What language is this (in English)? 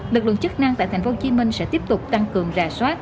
Vietnamese